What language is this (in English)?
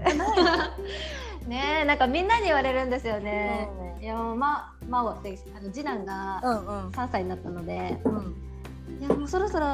Japanese